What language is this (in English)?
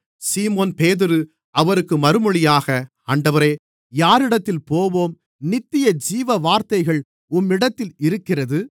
Tamil